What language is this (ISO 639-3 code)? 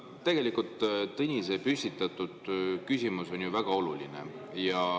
est